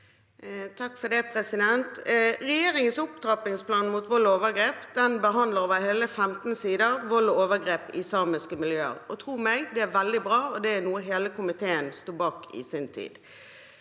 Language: Norwegian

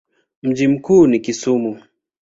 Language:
Swahili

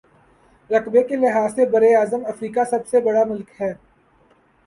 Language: Urdu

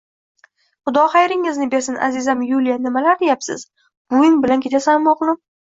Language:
Uzbek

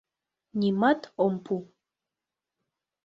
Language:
Mari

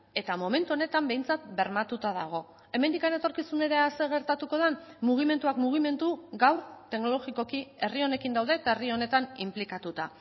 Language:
Basque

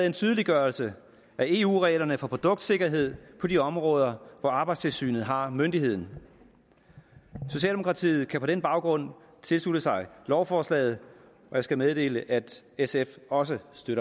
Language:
Danish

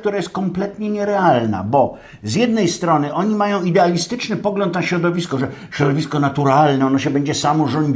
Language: Polish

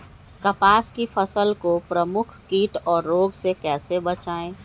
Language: Magahi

